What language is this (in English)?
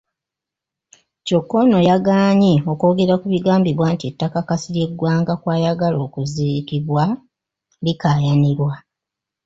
Ganda